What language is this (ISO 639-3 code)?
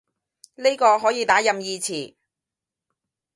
yue